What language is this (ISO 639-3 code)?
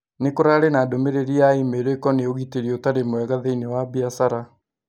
kik